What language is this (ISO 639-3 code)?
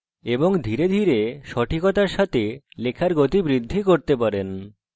ben